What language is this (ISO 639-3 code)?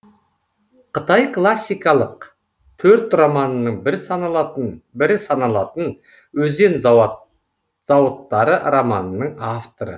kaz